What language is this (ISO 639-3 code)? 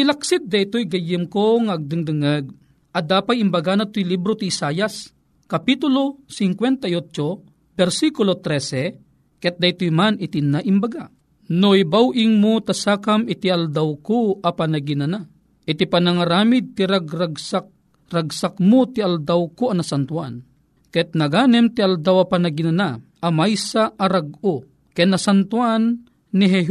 fil